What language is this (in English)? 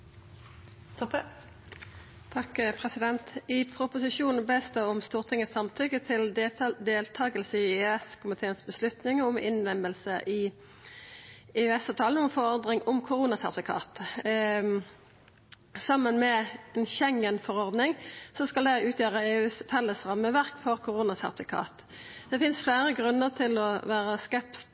Norwegian Nynorsk